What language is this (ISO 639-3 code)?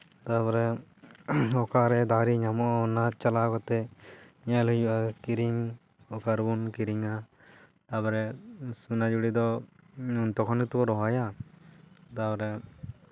sat